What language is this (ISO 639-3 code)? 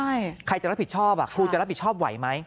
tha